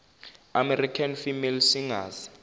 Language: Zulu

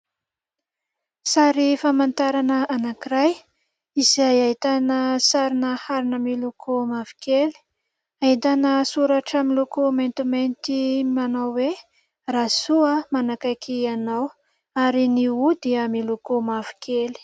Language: Malagasy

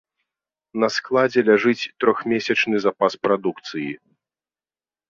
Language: Belarusian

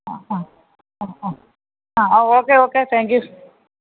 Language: Malayalam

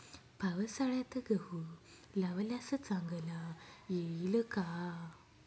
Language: Marathi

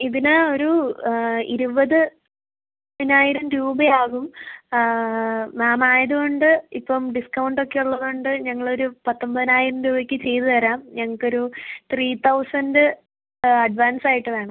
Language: Malayalam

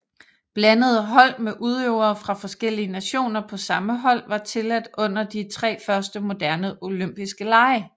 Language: Danish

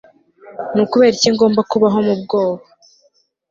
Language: Kinyarwanda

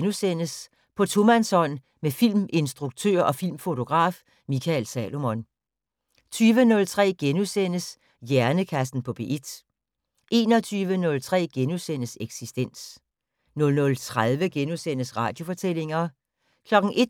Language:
Danish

